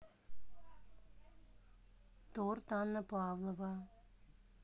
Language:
Russian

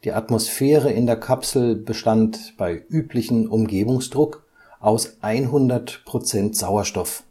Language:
German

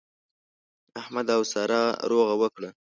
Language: Pashto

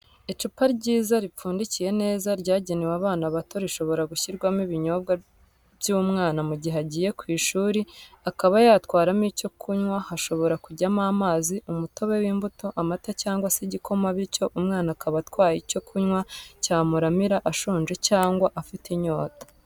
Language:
Kinyarwanda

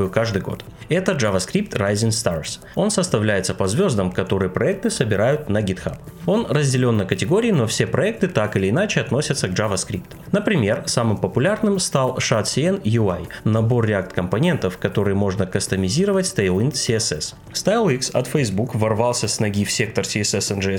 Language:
Russian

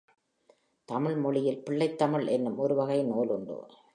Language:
Tamil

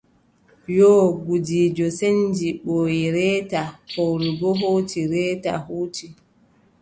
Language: Adamawa Fulfulde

